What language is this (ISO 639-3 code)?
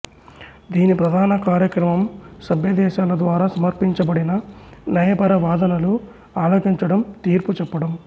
tel